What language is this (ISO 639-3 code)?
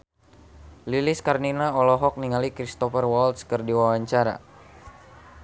sun